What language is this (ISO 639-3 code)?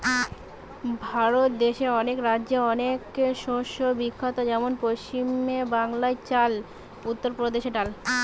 ben